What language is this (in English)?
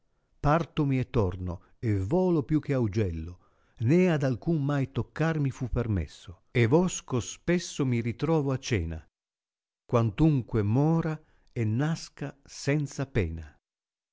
Italian